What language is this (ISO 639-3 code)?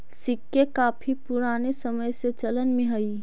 mag